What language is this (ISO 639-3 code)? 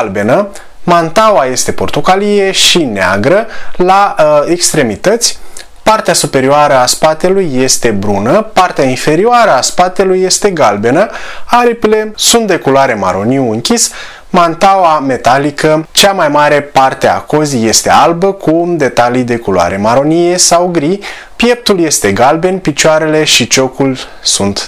ron